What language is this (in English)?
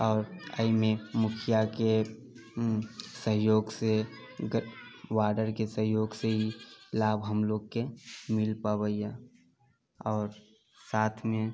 Maithili